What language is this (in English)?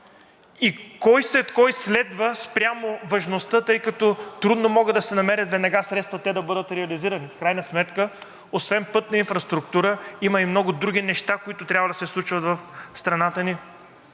Bulgarian